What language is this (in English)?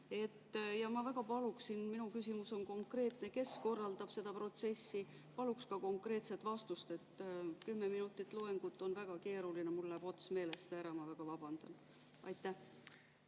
Estonian